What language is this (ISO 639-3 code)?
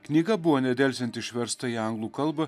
lit